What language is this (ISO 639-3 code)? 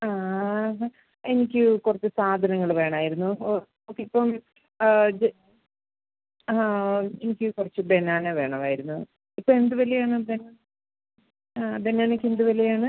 mal